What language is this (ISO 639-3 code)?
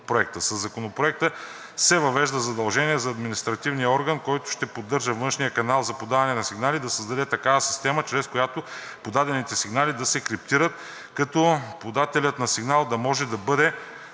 bul